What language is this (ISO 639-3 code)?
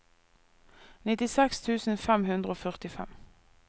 nor